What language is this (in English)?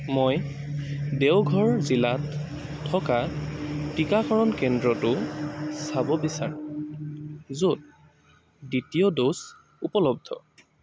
Assamese